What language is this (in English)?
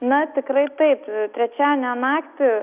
Lithuanian